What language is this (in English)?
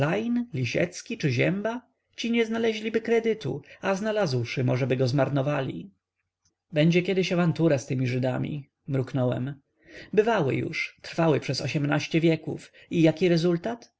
Polish